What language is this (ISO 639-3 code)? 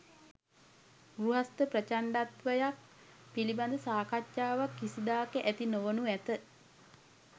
sin